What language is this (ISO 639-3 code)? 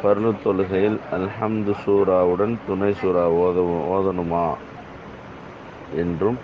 ara